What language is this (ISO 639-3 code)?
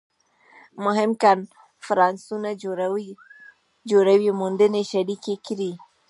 pus